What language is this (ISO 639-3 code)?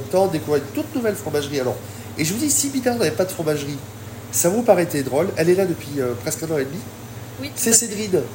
fra